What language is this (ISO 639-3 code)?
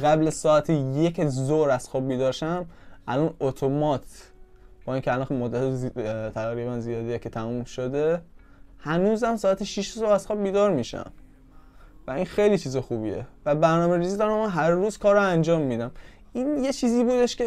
fas